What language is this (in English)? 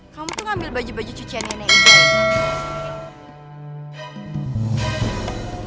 Indonesian